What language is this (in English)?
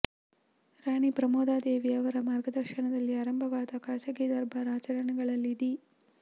Kannada